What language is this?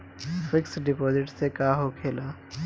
Bhojpuri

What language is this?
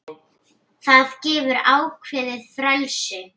Icelandic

